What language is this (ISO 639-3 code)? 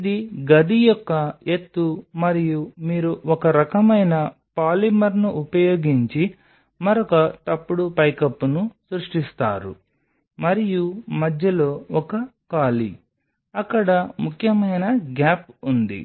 tel